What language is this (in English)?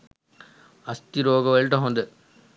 Sinhala